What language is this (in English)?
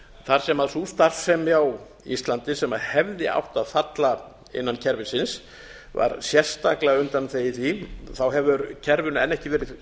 Icelandic